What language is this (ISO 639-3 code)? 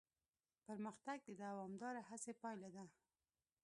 pus